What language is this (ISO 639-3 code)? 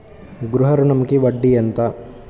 tel